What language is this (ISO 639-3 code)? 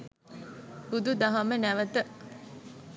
sin